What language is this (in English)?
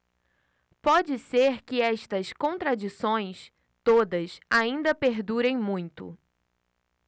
Portuguese